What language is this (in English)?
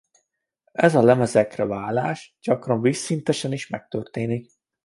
Hungarian